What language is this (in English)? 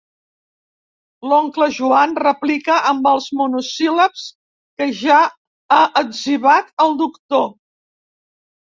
Catalan